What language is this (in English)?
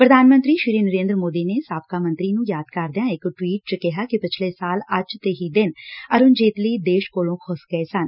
Punjabi